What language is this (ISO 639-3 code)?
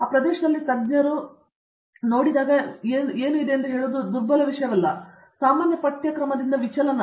kan